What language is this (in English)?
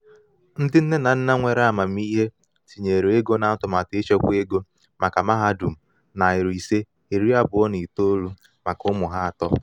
Igbo